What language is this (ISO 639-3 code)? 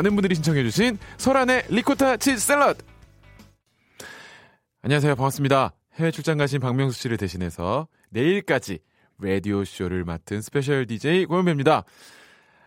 kor